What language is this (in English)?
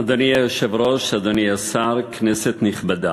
Hebrew